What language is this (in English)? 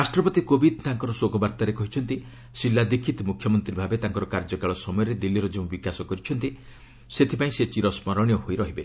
Odia